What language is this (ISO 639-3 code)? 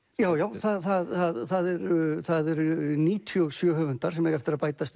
isl